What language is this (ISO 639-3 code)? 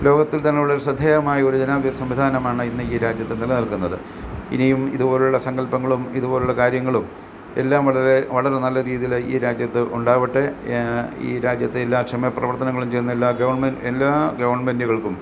mal